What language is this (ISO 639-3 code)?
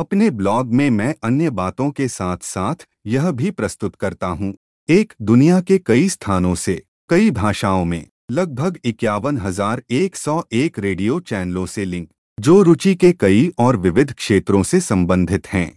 hin